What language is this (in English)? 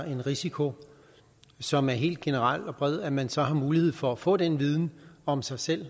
Danish